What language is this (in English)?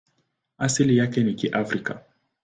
Swahili